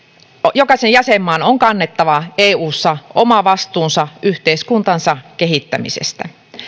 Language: Finnish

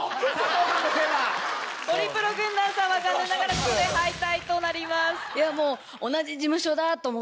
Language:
Japanese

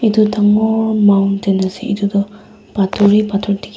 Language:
Naga Pidgin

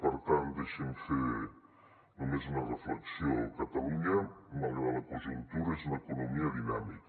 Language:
Catalan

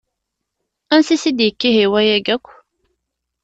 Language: Kabyle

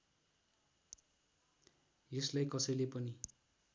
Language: Nepali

